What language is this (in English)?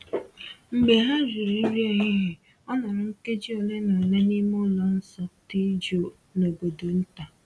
Igbo